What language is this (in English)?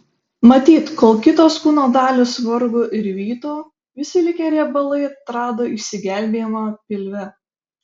Lithuanian